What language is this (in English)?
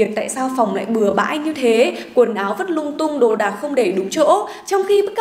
Vietnamese